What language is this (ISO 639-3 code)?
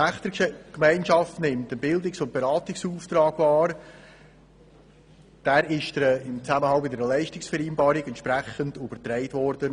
gsw